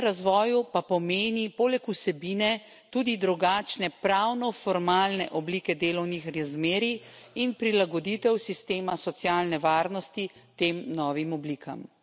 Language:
Slovenian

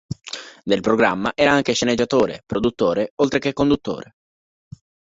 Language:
Italian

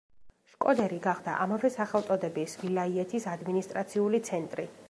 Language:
Georgian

